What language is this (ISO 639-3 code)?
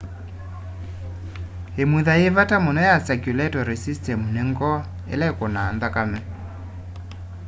kam